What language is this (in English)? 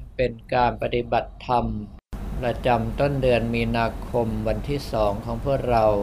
Thai